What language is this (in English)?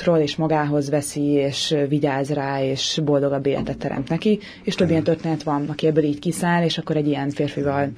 Hungarian